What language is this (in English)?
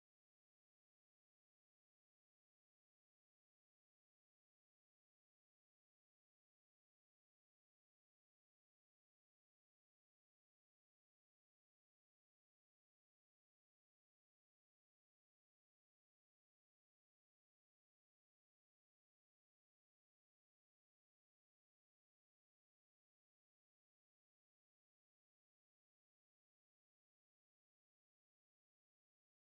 Indonesian